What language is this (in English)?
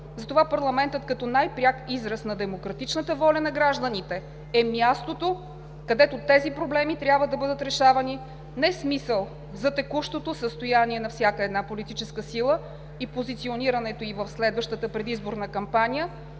Bulgarian